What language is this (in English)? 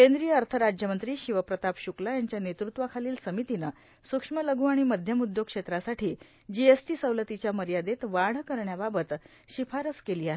Marathi